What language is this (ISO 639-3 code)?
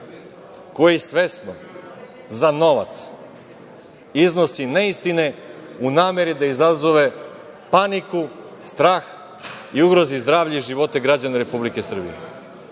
srp